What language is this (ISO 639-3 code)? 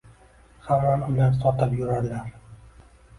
uzb